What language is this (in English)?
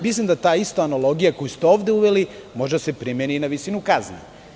Serbian